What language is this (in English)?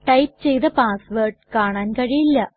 Malayalam